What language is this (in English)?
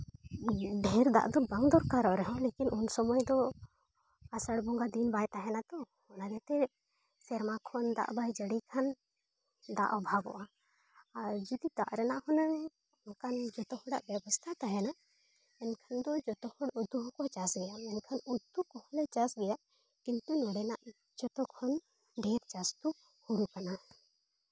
Santali